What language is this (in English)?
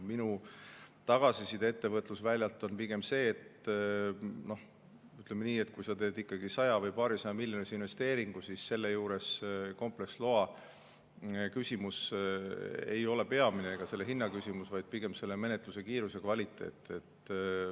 Estonian